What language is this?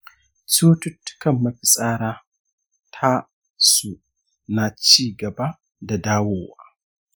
Hausa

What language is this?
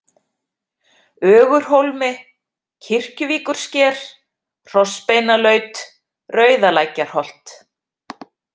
Icelandic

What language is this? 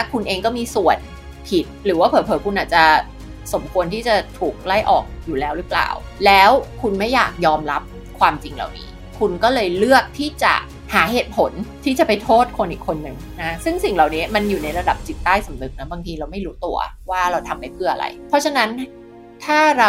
Thai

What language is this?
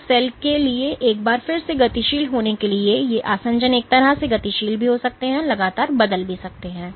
Hindi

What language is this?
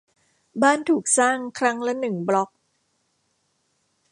Thai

